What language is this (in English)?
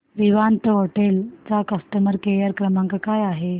Marathi